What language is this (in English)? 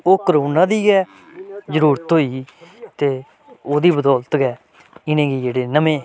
Dogri